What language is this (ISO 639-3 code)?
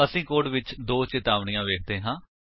pan